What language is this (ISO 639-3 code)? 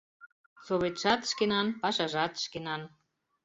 chm